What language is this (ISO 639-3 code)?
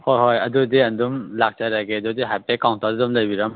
mni